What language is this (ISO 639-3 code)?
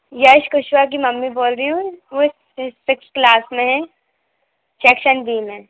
hin